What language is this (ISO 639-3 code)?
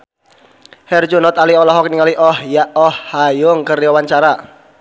sun